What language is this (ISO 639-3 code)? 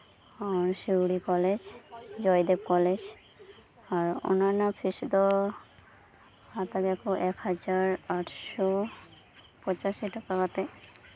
sat